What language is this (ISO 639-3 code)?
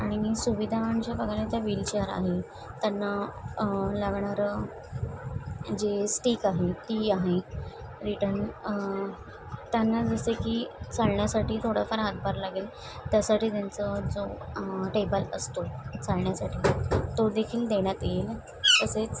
mar